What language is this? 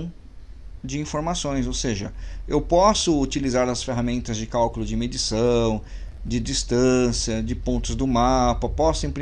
Portuguese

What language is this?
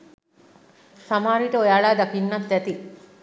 Sinhala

